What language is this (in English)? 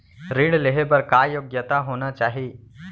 Chhattisgarhi